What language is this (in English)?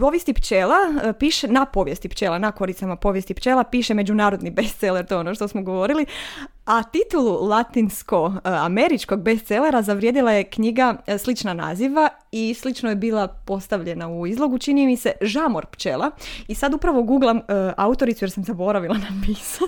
Croatian